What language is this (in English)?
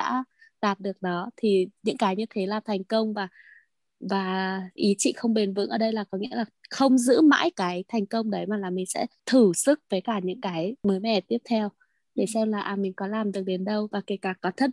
Vietnamese